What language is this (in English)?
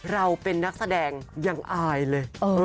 Thai